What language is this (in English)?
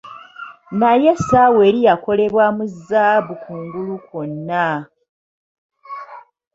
Ganda